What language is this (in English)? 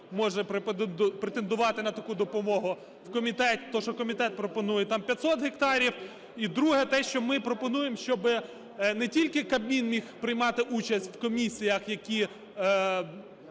Ukrainian